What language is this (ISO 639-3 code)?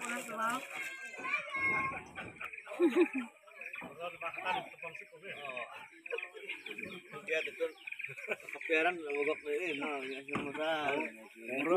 ind